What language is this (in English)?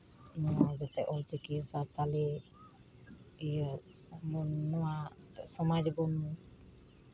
Santali